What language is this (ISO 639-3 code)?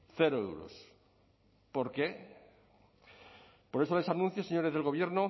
spa